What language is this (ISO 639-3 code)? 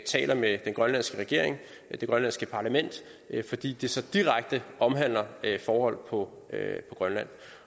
dan